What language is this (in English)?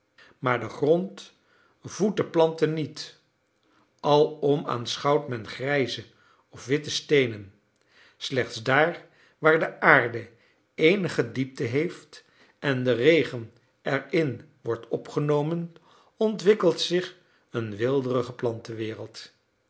Dutch